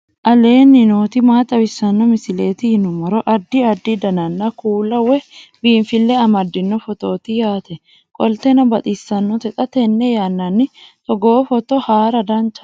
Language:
Sidamo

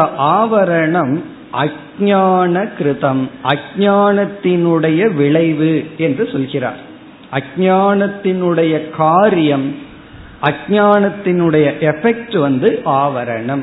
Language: Tamil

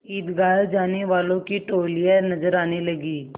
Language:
Hindi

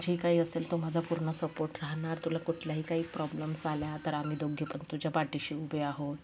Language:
Marathi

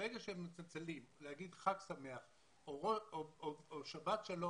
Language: Hebrew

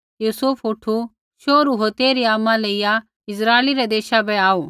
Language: Kullu Pahari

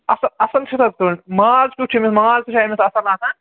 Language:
Kashmiri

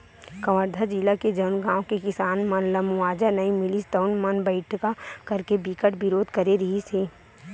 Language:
Chhattisgarhi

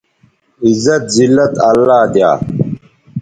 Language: Bateri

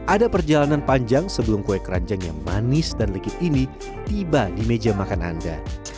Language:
Indonesian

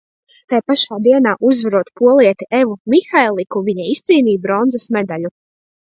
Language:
Latvian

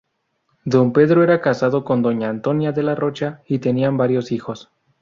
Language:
Spanish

